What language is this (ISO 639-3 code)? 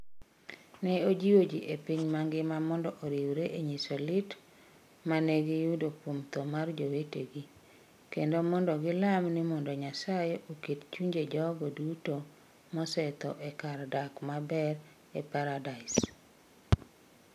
luo